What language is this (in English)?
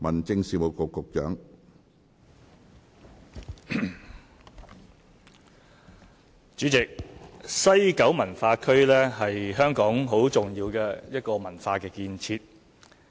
Cantonese